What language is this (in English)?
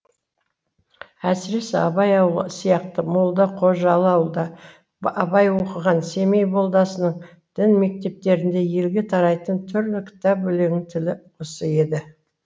Kazakh